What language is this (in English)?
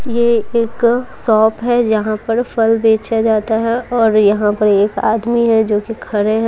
Hindi